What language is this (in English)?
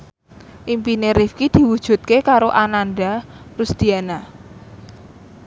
Javanese